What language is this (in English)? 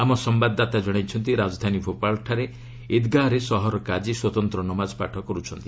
Odia